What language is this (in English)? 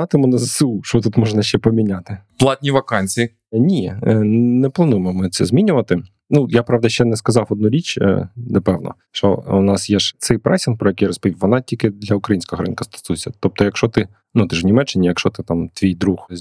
Ukrainian